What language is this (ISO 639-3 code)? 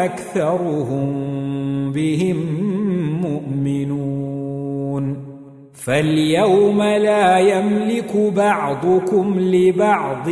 ara